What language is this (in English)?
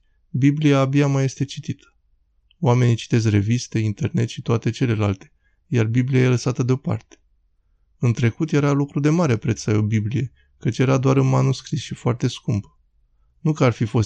Romanian